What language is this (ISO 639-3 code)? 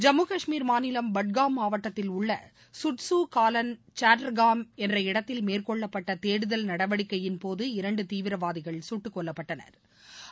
tam